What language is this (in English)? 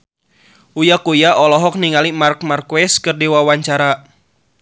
Sundanese